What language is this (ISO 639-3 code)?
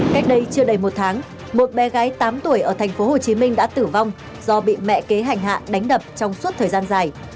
vie